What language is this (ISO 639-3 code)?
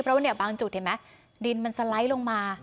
tha